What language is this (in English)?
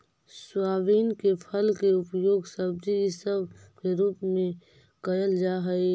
Magahi